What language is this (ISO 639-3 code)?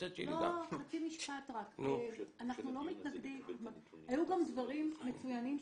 heb